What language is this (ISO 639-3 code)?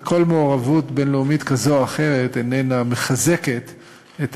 heb